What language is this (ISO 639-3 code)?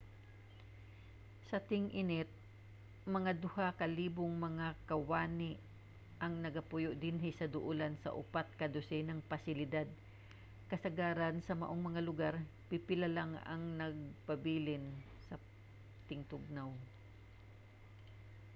ceb